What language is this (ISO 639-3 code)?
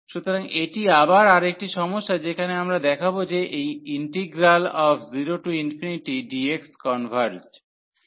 ben